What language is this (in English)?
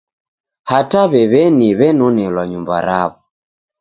Taita